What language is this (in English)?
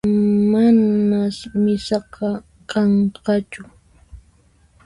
Puno Quechua